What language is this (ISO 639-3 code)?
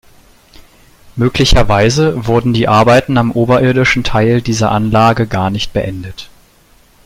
deu